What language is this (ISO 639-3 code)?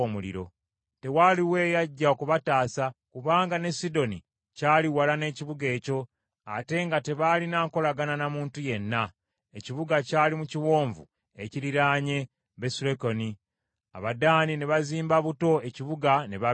lug